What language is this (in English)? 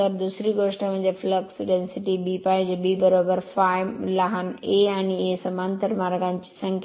Marathi